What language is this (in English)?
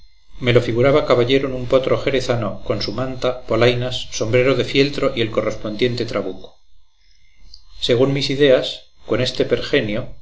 Spanish